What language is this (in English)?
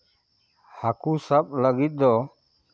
Santali